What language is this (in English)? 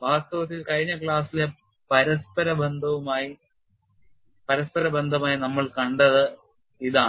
Malayalam